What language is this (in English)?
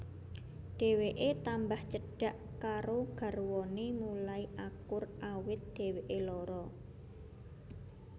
Javanese